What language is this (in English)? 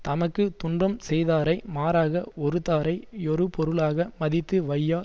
Tamil